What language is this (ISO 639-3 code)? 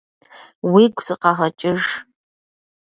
kbd